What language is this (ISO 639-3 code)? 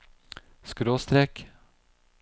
nor